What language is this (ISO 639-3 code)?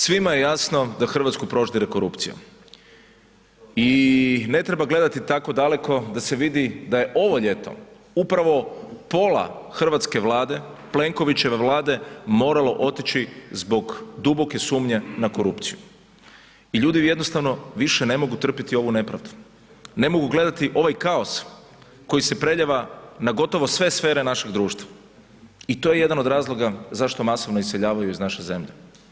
hrv